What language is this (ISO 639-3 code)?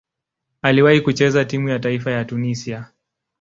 swa